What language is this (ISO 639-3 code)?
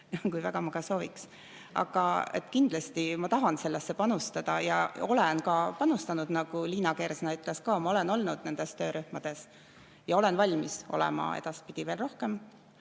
est